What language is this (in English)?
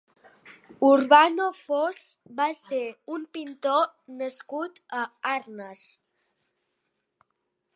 Catalan